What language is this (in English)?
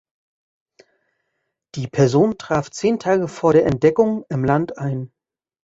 German